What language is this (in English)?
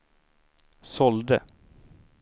Swedish